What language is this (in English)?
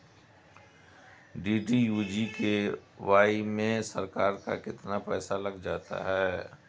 Hindi